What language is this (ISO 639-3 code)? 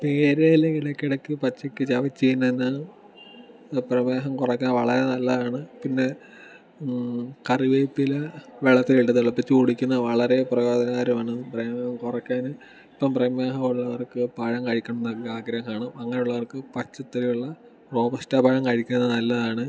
mal